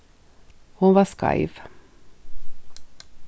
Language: Faroese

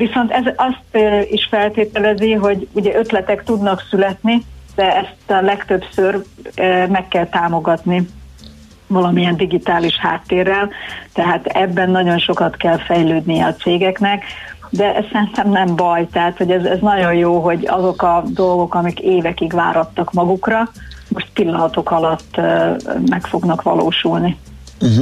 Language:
Hungarian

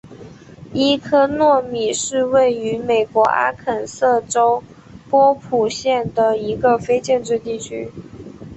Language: Chinese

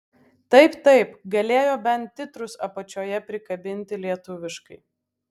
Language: Lithuanian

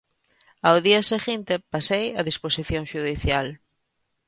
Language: Galician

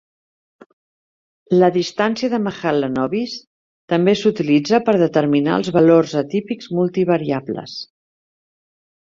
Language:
Catalan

